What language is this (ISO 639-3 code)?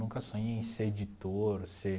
por